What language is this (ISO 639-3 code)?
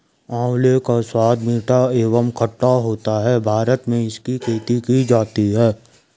hin